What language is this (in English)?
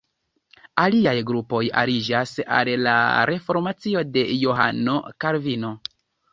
Esperanto